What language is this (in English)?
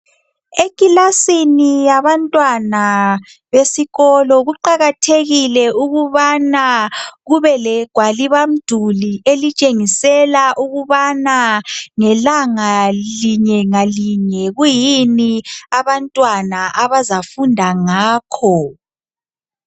North Ndebele